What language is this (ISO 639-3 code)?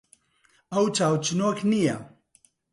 ckb